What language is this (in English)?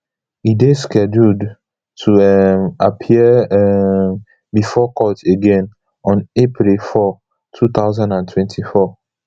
Nigerian Pidgin